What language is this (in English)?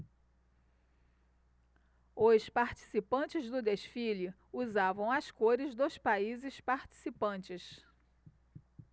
Portuguese